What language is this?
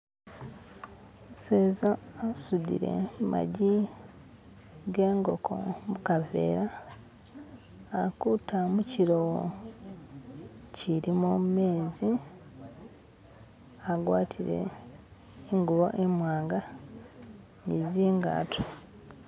Masaaba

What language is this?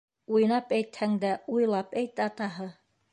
Bashkir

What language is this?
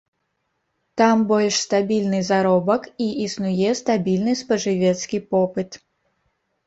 Belarusian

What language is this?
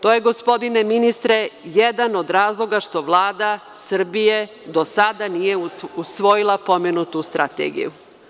Serbian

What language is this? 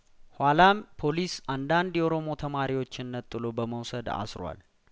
Amharic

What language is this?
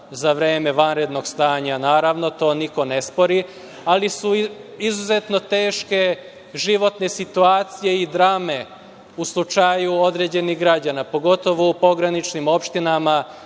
Serbian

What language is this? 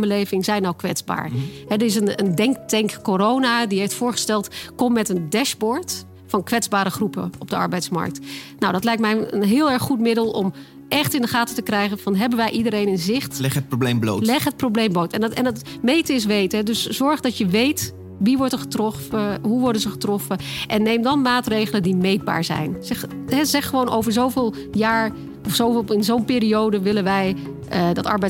Dutch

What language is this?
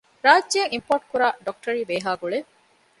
Divehi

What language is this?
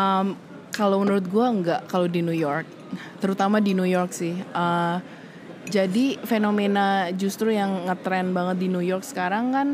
Indonesian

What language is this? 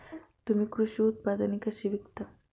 Marathi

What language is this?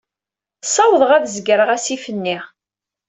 Kabyle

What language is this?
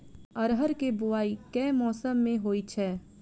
Maithili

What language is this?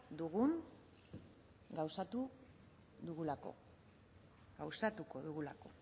Basque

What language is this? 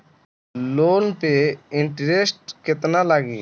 Bhojpuri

